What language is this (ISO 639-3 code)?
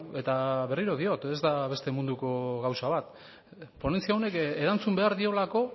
eus